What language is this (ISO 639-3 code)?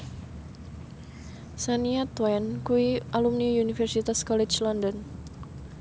jav